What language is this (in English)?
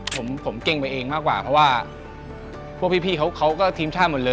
Thai